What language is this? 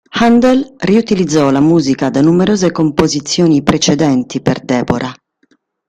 Italian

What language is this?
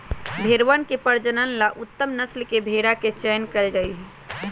Magahi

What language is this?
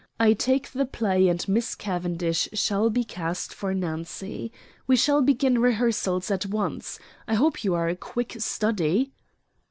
English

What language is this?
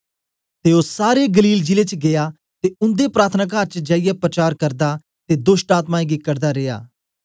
Dogri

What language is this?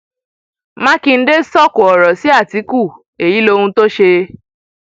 Yoruba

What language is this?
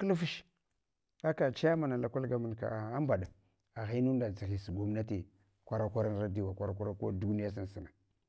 Hwana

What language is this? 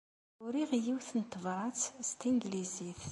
Kabyle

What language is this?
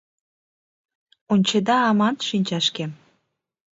Mari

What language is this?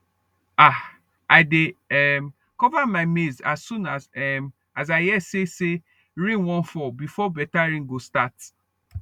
Nigerian Pidgin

